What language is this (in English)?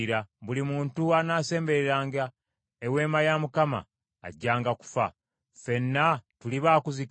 Ganda